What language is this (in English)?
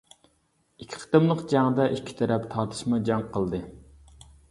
Uyghur